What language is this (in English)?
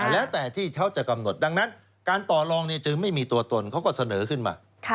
Thai